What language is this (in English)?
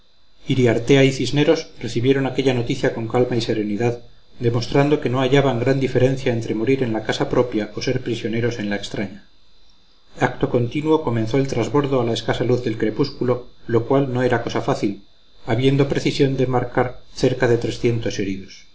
Spanish